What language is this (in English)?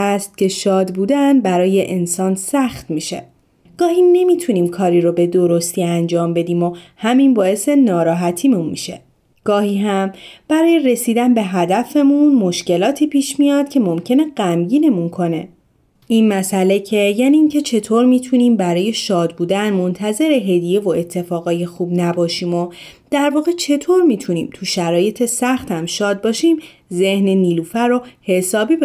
Persian